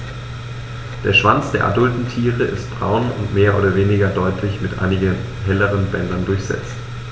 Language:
German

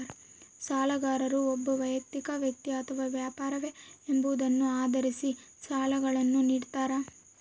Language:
Kannada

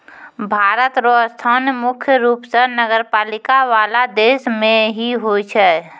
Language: Maithili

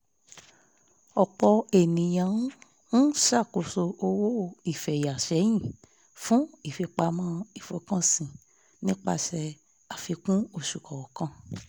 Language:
Yoruba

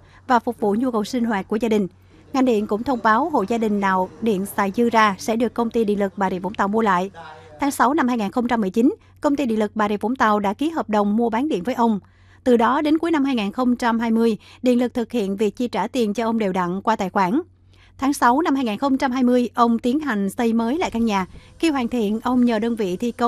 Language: Vietnamese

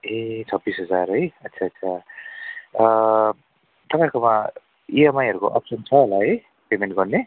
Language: Nepali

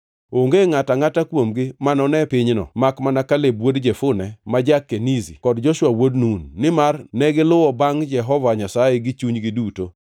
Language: Luo (Kenya and Tanzania)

